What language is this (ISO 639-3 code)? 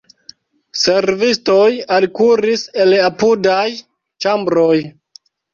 epo